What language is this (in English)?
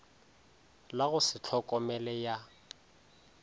Northern Sotho